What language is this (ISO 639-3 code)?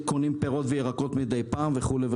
heb